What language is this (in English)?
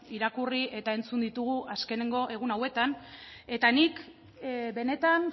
Basque